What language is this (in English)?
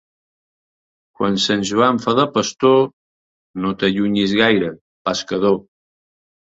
Catalan